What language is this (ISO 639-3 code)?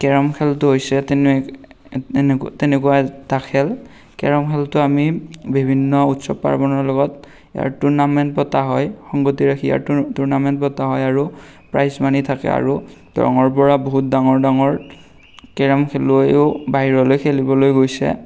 asm